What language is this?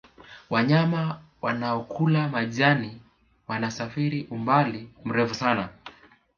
Swahili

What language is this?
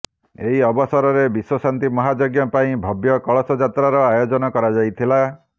Odia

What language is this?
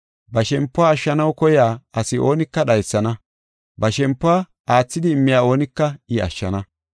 Gofa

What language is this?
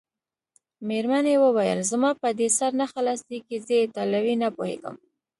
Pashto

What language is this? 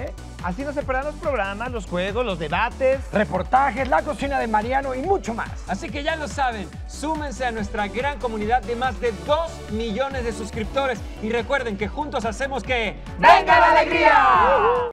Spanish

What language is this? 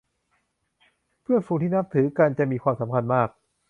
Thai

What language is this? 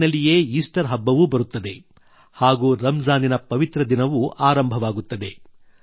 Kannada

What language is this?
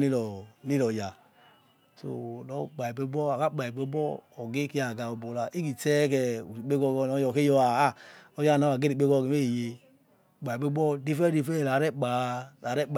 Yekhee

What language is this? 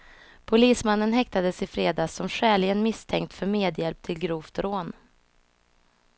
Swedish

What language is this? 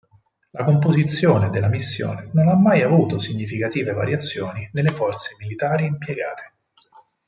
Italian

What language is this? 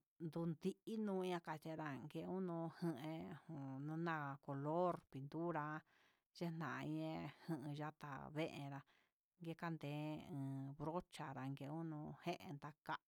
Huitepec Mixtec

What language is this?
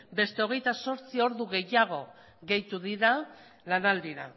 Basque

